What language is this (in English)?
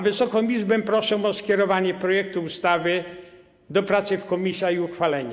Polish